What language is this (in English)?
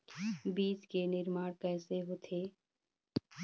Chhattisgarhi